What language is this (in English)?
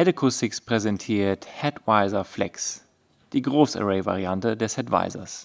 German